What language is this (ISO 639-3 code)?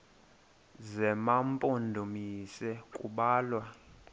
xho